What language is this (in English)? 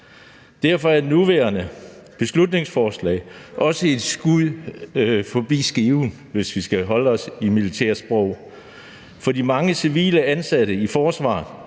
Danish